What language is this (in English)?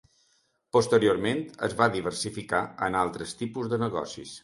Catalan